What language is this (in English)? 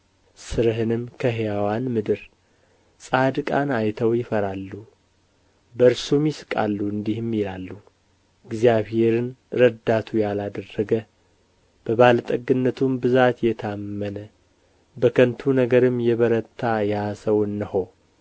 Amharic